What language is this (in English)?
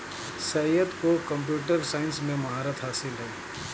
Hindi